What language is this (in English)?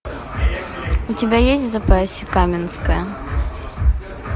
Russian